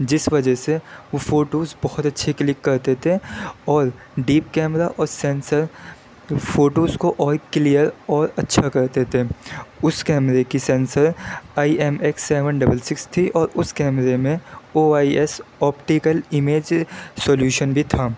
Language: Urdu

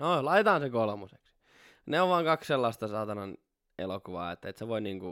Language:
Finnish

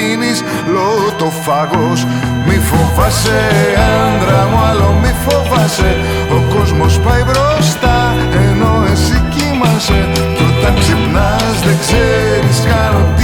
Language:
Greek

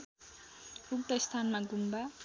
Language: Nepali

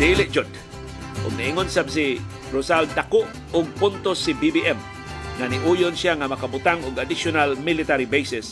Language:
Filipino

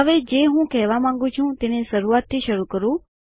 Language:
Gujarati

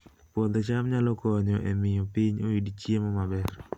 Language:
Luo (Kenya and Tanzania)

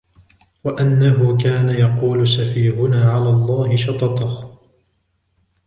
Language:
Arabic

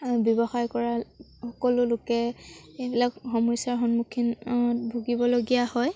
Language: Assamese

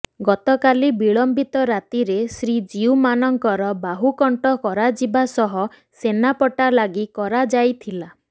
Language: Odia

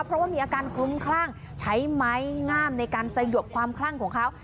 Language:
Thai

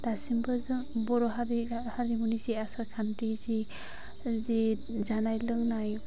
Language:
Bodo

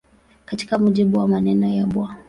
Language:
Swahili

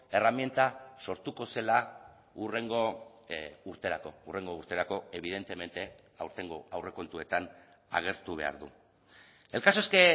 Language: Basque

